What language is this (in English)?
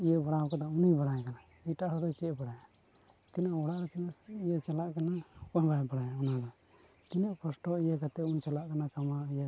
Santali